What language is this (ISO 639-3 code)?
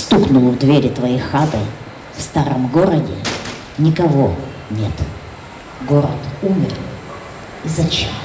rus